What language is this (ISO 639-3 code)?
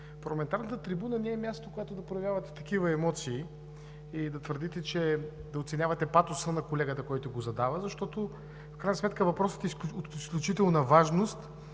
bul